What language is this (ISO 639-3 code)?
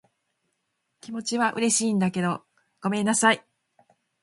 jpn